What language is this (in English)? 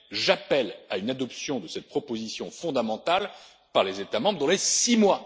French